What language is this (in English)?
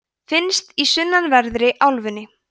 Icelandic